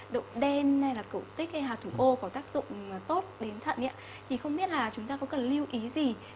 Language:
Vietnamese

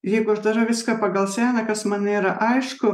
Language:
Lithuanian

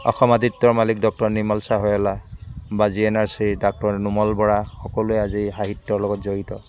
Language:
Assamese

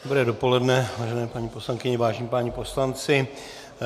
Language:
Czech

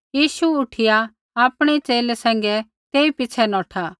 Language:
Kullu Pahari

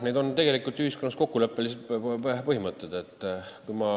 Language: Estonian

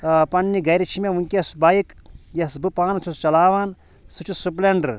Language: Kashmiri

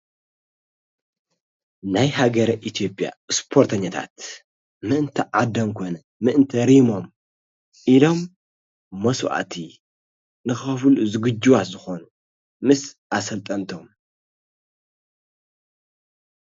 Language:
Tigrinya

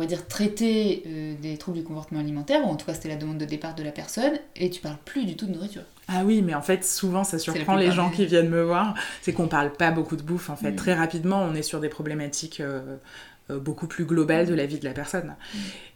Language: French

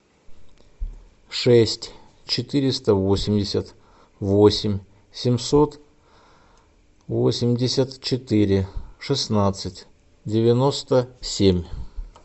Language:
Russian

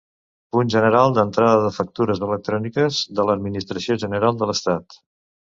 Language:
Catalan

